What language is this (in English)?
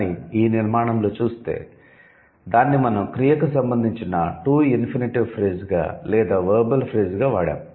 Telugu